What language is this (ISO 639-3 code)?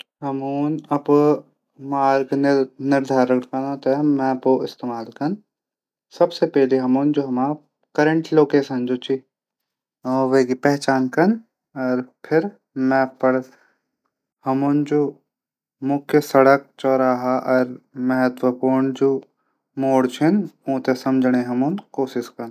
gbm